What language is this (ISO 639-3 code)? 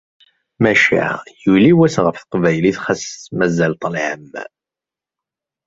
kab